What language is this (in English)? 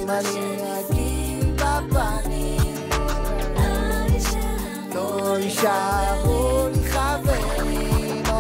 Hebrew